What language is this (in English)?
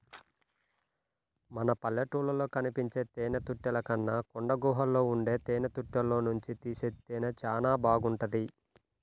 Telugu